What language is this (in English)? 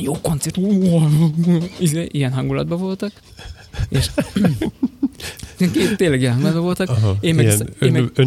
Hungarian